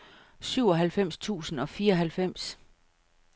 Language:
Danish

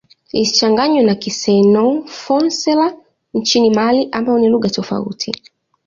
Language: Swahili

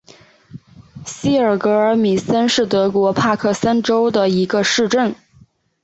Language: Chinese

